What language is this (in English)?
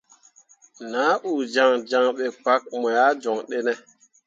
Mundang